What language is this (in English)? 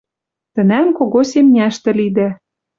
Western Mari